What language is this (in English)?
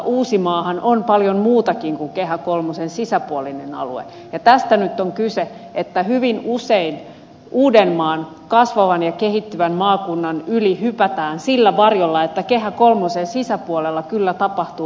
Finnish